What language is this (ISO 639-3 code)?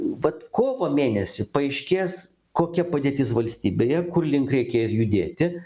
lit